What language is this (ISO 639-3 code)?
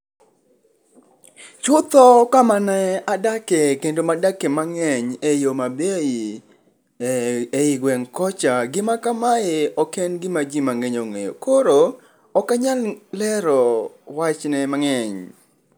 luo